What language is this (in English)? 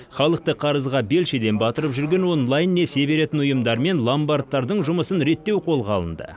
Kazakh